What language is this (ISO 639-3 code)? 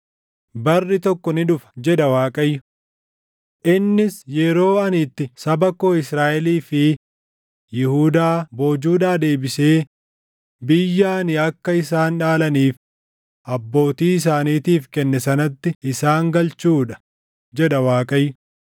orm